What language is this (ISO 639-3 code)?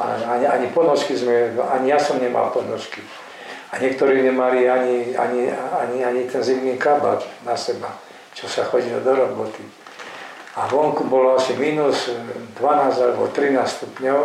slk